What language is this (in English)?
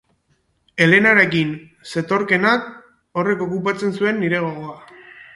Basque